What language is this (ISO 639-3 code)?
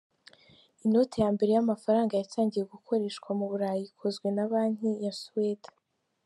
kin